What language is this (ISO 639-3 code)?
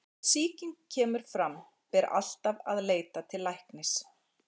isl